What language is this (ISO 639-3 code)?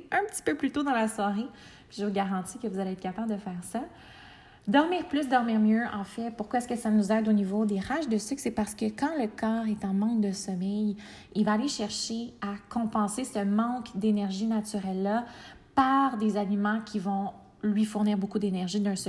fra